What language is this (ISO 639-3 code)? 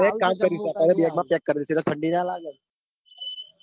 guj